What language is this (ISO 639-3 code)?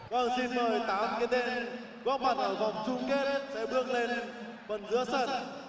vie